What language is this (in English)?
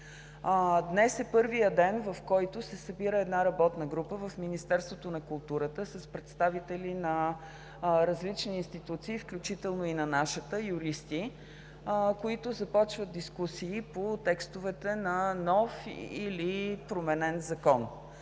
Bulgarian